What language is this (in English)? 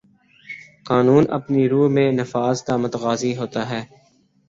Urdu